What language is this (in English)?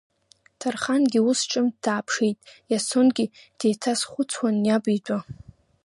Abkhazian